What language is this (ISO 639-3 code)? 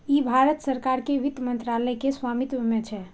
mai